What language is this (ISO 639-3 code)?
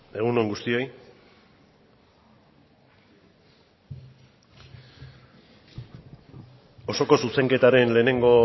eus